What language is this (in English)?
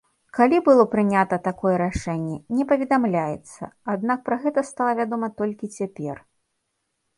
Belarusian